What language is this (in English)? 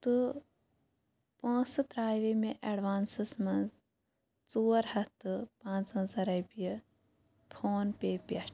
Kashmiri